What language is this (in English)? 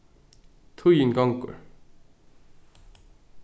Faroese